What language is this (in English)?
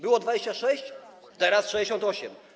Polish